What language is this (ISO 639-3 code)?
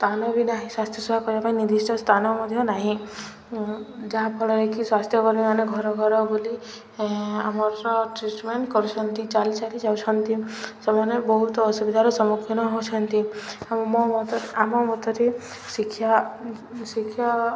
ori